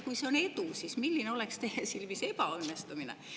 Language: Estonian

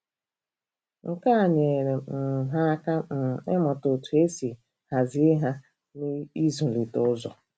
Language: Igbo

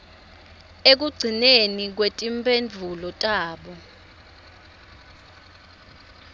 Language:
Swati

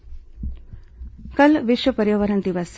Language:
Hindi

